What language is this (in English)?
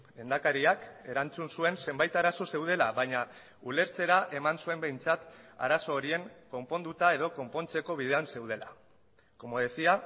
Basque